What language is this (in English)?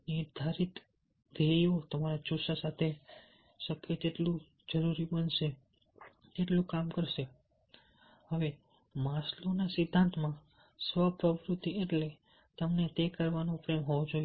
Gujarati